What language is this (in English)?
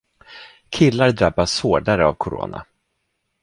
Swedish